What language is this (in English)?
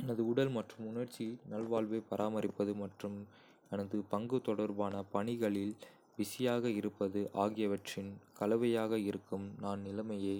Kota (India)